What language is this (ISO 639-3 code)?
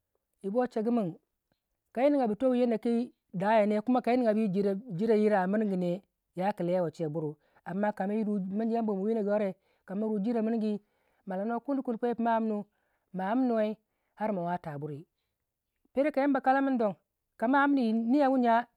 wja